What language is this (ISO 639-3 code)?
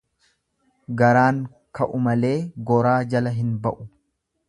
orm